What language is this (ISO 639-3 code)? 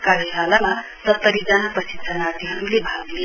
nep